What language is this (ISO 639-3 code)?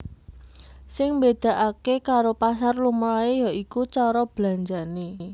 jav